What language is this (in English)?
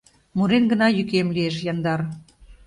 Mari